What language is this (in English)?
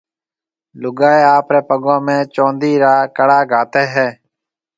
Marwari (Pakistan)